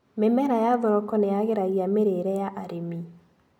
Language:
Kikuyu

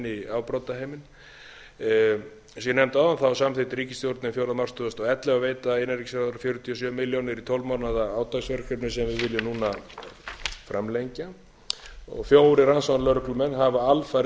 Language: Icelandic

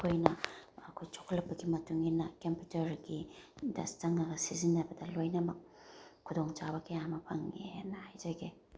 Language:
Manipuri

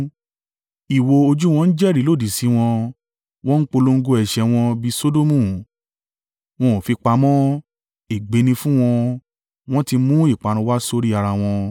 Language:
Yoruba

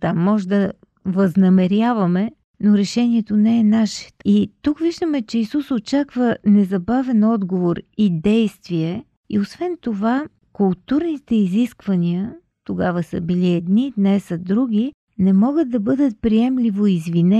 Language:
Bulgarian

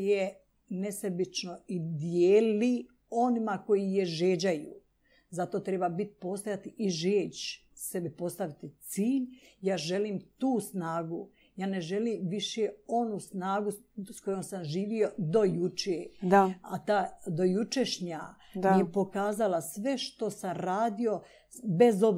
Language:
Croatian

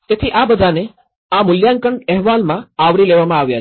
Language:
Gujarati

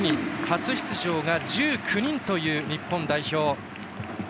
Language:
Japanese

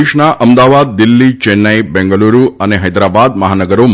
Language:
Gujarati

